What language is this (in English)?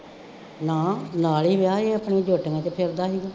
Punjabi